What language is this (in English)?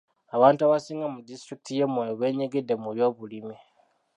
Ganda